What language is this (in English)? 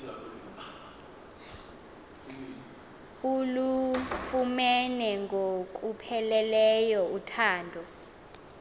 Xhosa